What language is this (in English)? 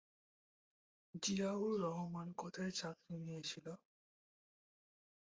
Bangla